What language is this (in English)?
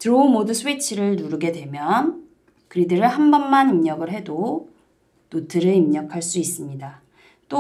Korean